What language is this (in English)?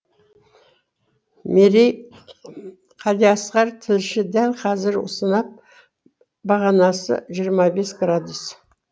Kazakh